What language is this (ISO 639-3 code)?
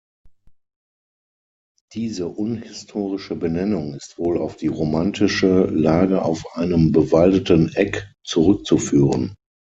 deu